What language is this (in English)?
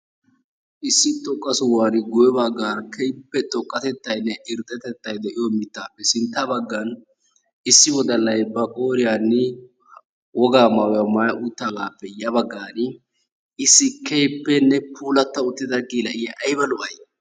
Wolaytta